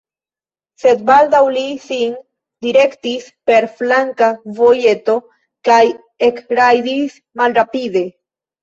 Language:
Esperanto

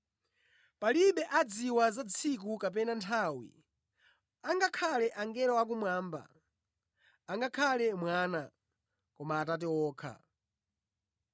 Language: Nyanja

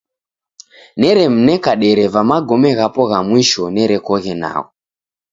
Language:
Taita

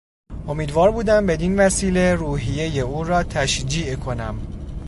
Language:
Persian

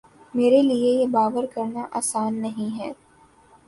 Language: Urdu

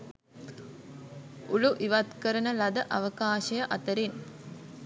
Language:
Sinhala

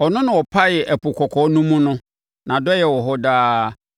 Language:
Akan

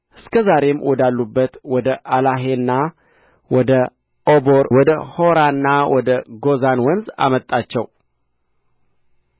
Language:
Amharic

